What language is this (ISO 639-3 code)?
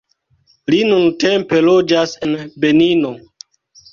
epo